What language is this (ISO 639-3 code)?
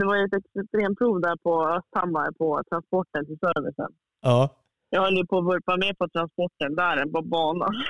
swe